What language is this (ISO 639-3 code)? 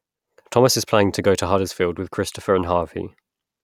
eng